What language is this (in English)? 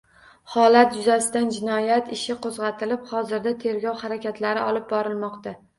Uzbek